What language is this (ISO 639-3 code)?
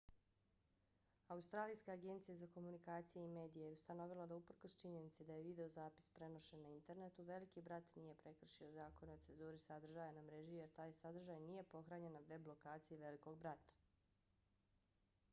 bos